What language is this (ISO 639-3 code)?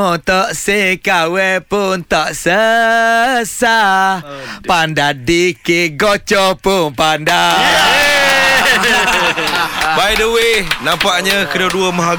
msa